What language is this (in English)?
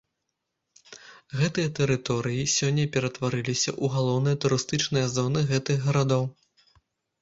Belarusian